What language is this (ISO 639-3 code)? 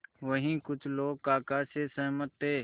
hin